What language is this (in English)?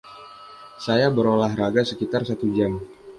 Indonesian